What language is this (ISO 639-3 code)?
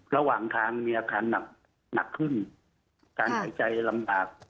tha